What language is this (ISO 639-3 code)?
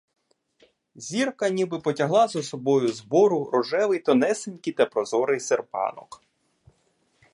ukr